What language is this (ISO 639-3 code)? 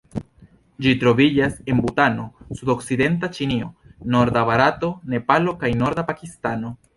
epo